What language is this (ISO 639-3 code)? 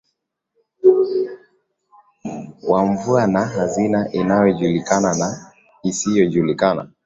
swa